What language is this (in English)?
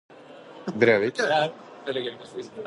Norwegian Bokmål